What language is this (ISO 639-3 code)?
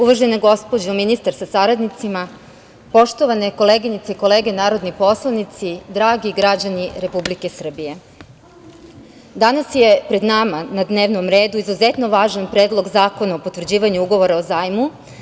srp